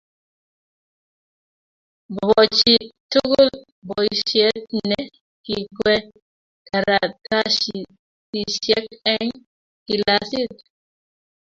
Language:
Kalenjin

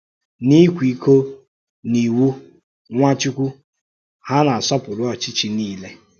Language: Igbo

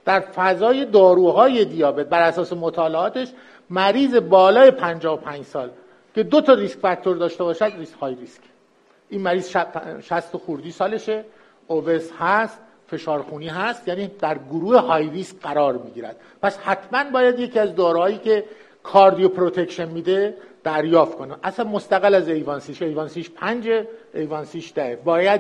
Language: Persian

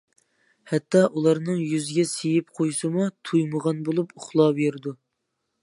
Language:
Uyghur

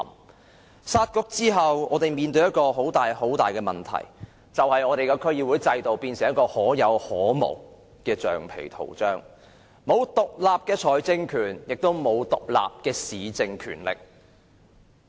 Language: Cantonese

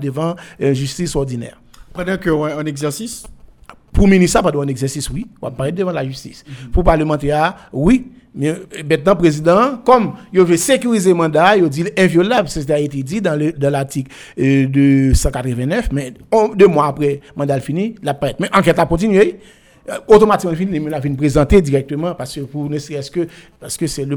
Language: French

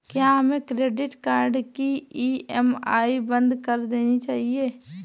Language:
Hindi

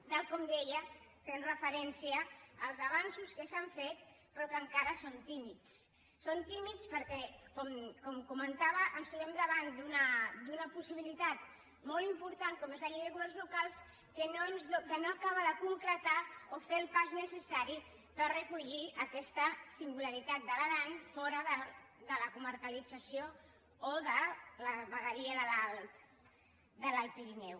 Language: Catalan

